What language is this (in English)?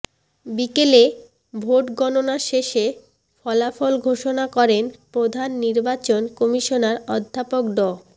Bangla